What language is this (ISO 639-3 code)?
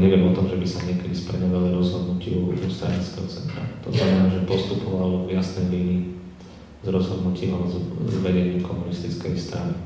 slk